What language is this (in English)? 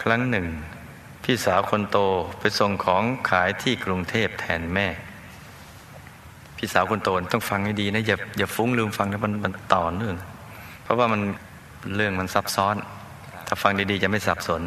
Thai